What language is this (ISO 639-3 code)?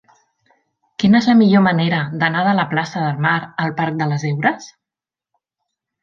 cat